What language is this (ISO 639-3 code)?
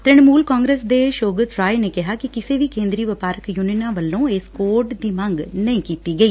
pan